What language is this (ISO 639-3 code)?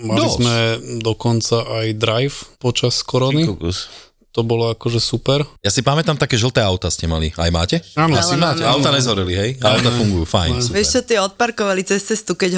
slk